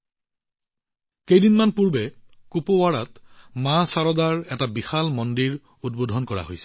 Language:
Assamese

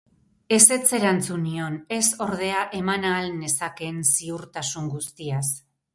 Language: Basque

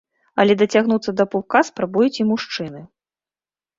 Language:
Belarusian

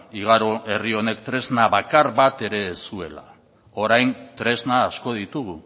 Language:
Basque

